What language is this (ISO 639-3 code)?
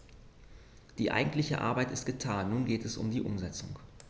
deu